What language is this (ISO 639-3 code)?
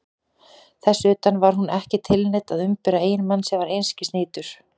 isl